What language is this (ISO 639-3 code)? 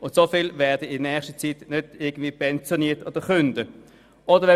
gsw